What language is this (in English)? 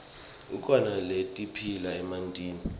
Swati